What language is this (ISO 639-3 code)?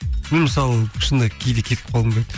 kaz